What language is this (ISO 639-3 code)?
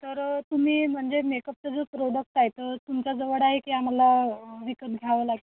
mar